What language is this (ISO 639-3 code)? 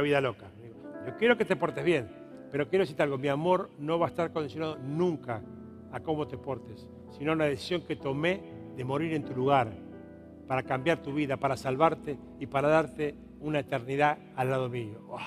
spa